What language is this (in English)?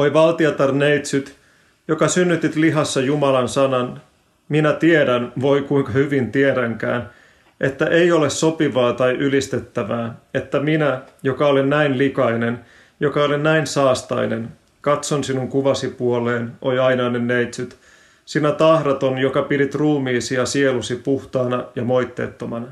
Finnish